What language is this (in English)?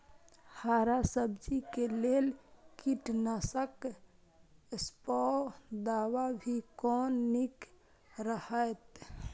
Maithili